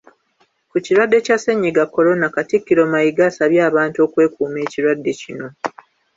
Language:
Ganda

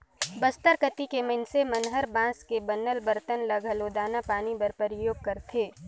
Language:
Chhattisgarhi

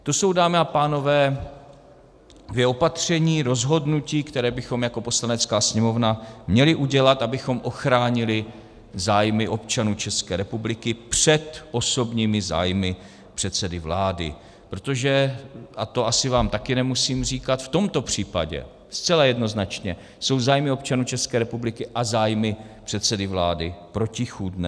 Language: Czech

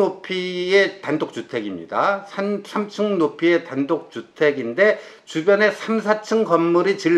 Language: Korean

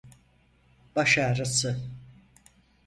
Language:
Turkish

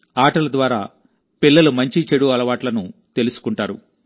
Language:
Telugu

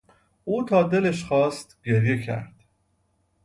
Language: Persian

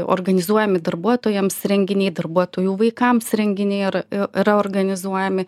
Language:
Lithuanian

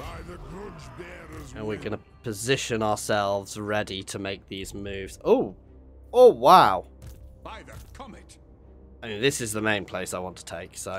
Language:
English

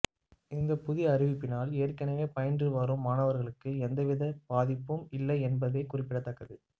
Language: Tamil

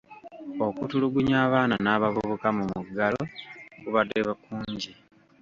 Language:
Ganda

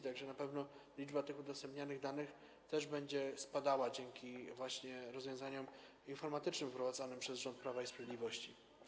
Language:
Polish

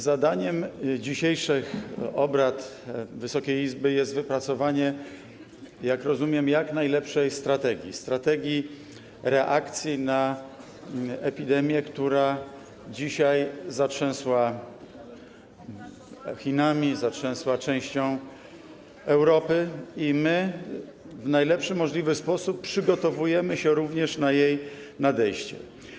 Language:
Polish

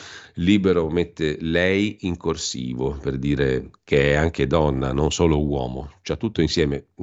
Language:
Italian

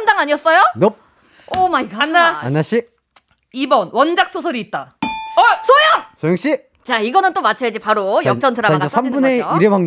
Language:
Korean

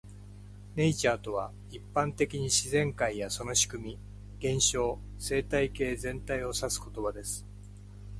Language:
Japanese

